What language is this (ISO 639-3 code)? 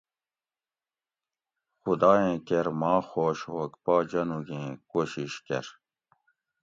gwc